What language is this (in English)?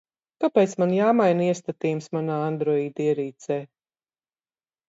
Latvian